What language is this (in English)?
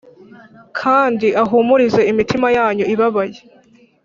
Kinyarwanda